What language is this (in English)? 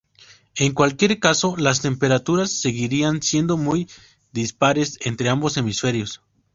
Spanish